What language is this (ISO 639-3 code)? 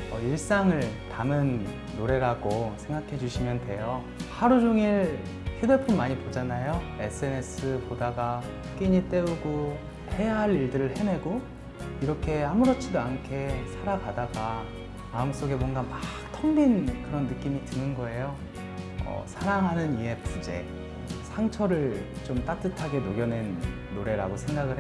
kor